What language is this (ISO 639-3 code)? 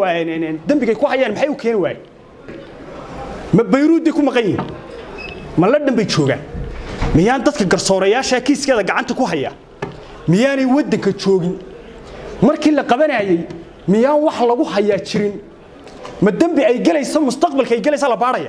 ara